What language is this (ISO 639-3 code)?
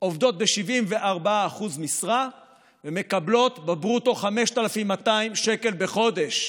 heb